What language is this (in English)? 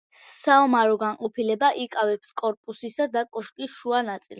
Georgian